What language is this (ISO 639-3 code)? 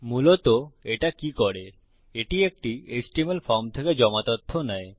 ben